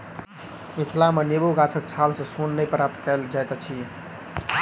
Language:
Maithili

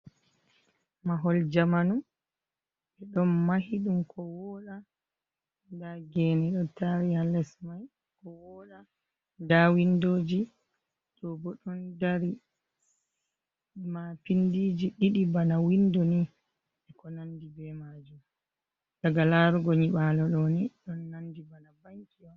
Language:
Fula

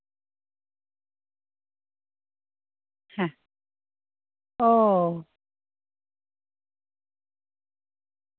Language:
Santali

